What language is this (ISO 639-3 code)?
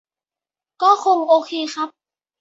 tha